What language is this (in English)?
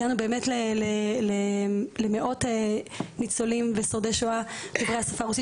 Hebrew